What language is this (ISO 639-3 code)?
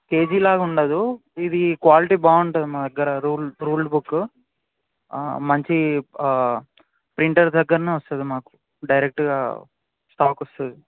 tel